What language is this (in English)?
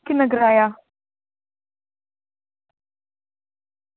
Dogri